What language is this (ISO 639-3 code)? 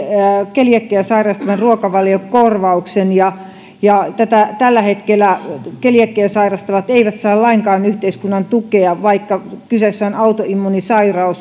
fin